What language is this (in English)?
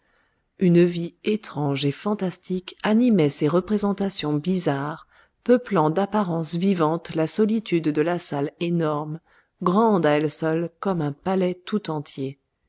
French